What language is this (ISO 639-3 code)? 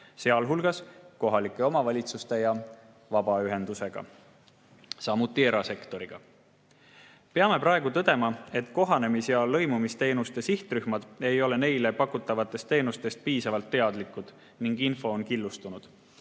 est